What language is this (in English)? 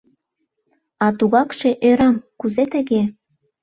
Mari